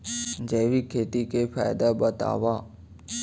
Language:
Chhattisgarhi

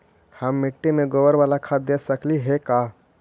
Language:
Magahi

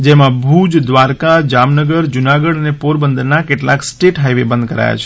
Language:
Gujarati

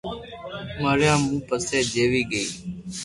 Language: Loarki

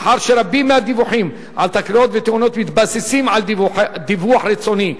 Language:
Hebrew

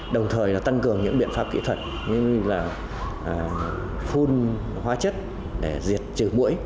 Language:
Vietnamese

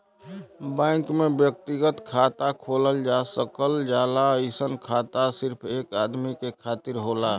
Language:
Bhojpuri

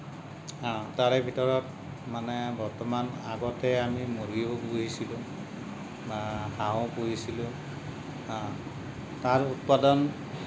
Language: Assamese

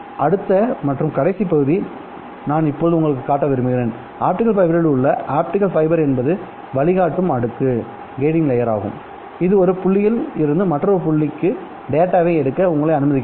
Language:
Tamil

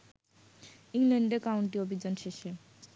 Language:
Bangla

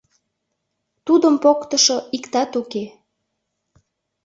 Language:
Mari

